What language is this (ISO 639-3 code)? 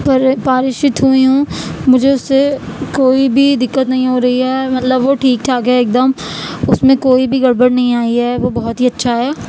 urd